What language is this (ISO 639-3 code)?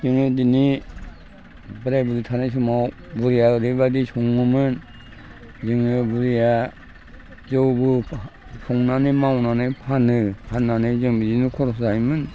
brx